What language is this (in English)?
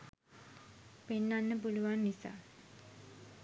Sinhala